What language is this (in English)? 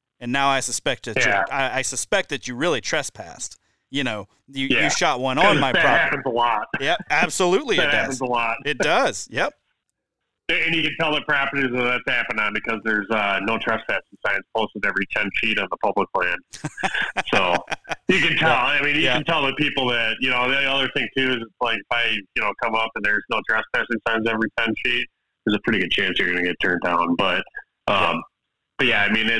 English